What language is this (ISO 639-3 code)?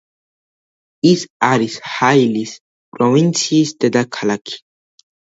kat